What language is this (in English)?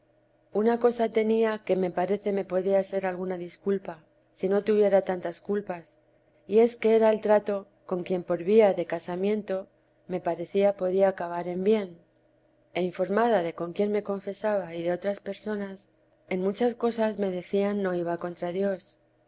Spanish